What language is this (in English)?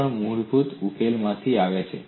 Gujarati